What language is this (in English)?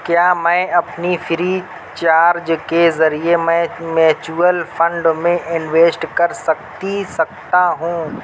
Urdu